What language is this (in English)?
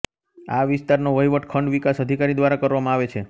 Gujarati